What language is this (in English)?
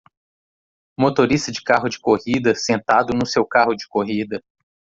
Portuguese